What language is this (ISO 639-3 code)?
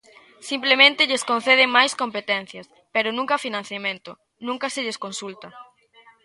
glg